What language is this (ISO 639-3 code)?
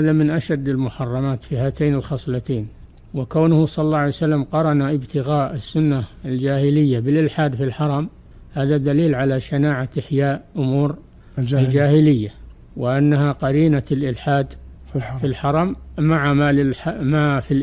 ara